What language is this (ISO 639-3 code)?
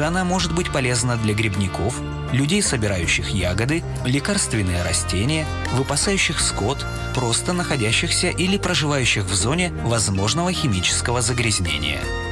rus